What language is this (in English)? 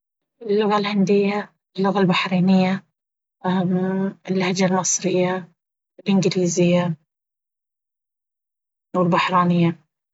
Baharna Arabic